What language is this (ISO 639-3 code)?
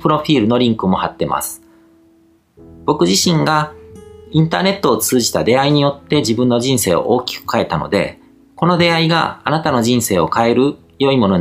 jpn